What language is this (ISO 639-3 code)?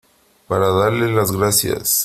spa